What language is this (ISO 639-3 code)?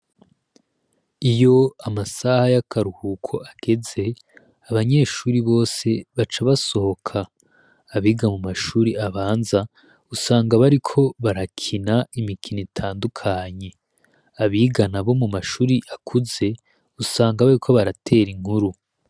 run